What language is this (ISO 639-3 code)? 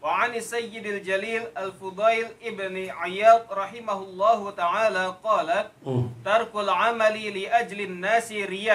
ara